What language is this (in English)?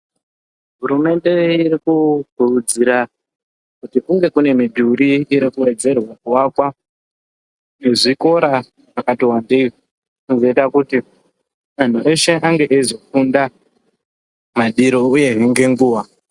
Ndau